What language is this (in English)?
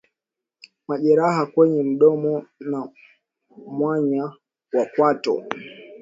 Swahili